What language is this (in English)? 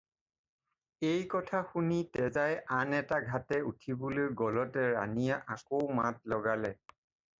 Assamese